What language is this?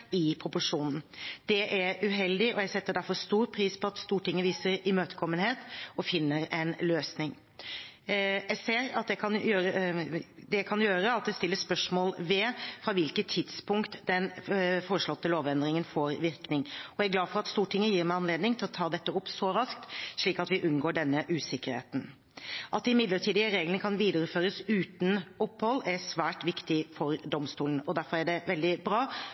Norwegian Bokmål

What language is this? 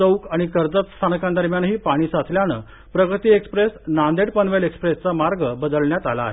Marathi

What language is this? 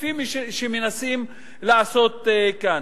Hebrew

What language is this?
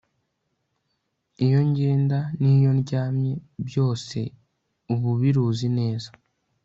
Kinyarwanda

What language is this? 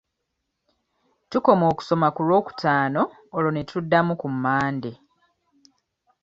Ganda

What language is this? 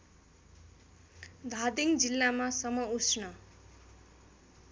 Nepali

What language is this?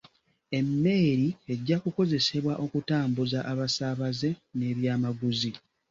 Ganda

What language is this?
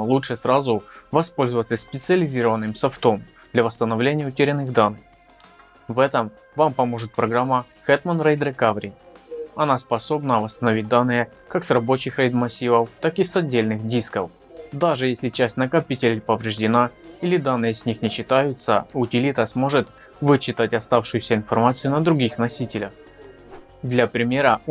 Russian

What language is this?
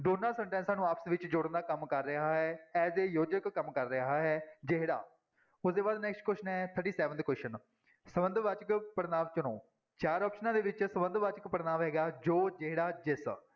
Punjabi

